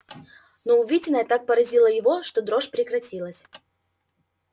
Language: Russian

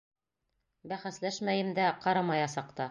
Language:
Bashkir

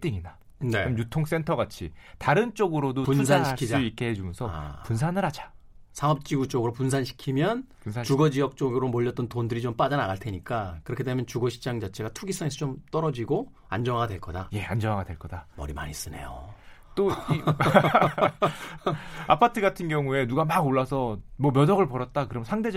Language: Korean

